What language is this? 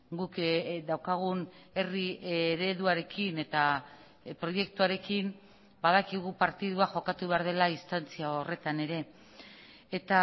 Basque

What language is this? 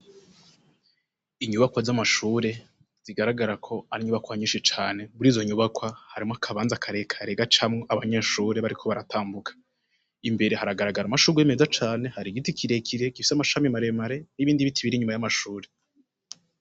Rundi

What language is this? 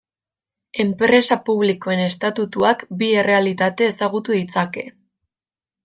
Basque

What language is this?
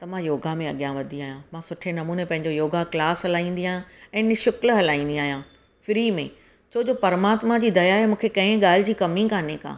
Sindhi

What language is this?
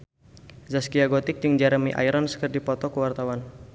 Sundanese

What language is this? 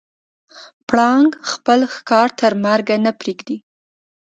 Pashto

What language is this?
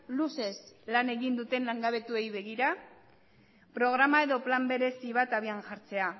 Basque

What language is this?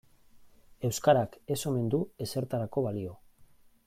Basque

